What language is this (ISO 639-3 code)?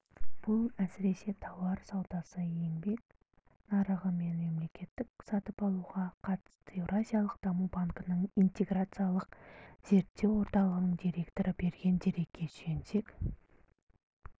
kaz